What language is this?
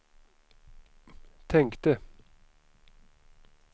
Swedish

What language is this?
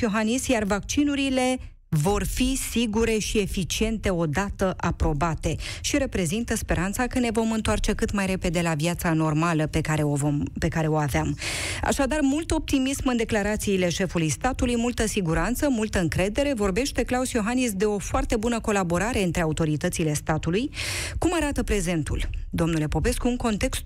Romanian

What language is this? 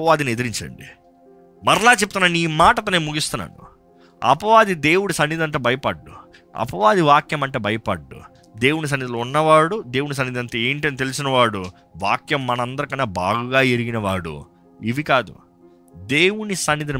Telugu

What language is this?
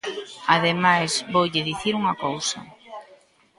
Galician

